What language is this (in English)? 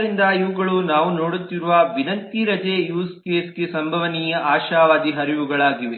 Kannada